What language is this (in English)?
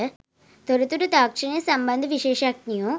Sinhala